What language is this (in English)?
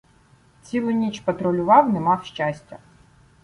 Ukrainian